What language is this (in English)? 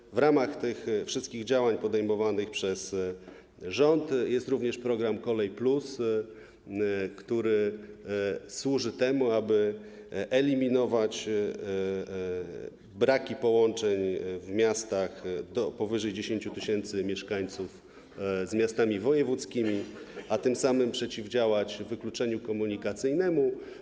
Polish